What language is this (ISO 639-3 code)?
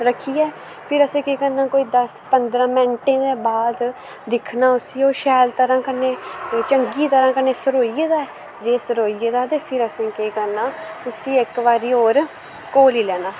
doi